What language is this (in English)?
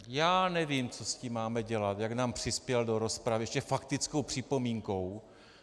Czech